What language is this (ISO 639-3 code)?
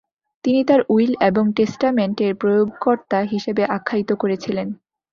ben